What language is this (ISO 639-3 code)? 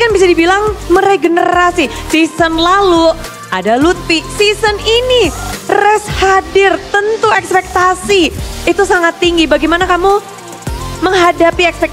ind